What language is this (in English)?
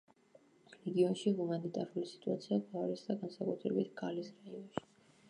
Georgian